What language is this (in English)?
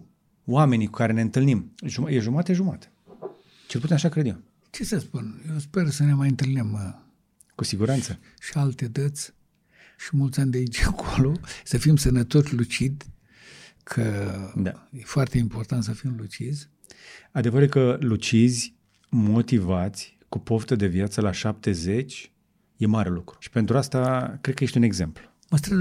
Romanian